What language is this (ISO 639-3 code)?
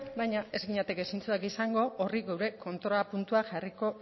eus